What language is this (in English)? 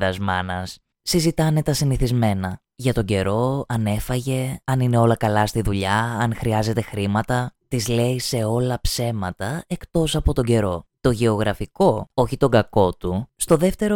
Greek